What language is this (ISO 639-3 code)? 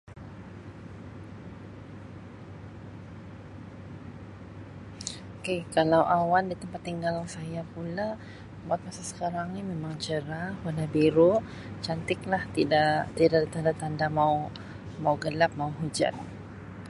msi